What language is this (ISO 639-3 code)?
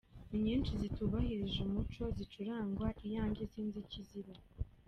kin